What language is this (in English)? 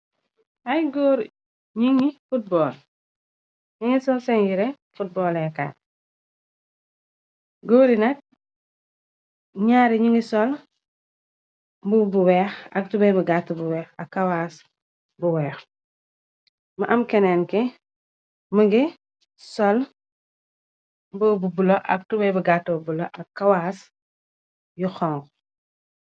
Wolof